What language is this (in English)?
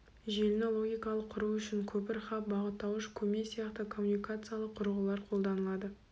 Kazakh